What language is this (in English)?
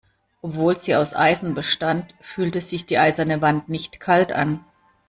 German